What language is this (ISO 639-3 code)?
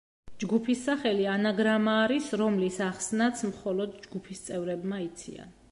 kat